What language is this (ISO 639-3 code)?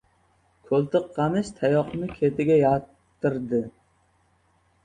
uzb